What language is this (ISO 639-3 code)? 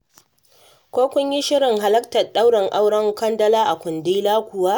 hau